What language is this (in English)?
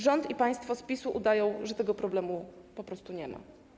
Polish